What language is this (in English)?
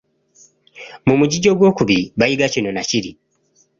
Ganda